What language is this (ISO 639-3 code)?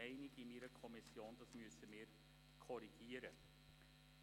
gsw